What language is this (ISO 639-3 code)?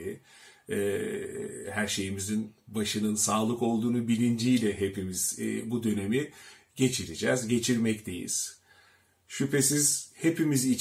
tur